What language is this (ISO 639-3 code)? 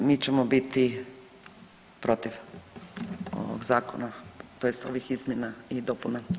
hrv